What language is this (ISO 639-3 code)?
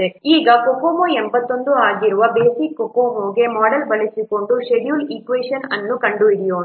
kan